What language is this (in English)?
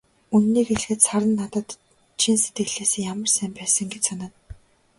Mongolian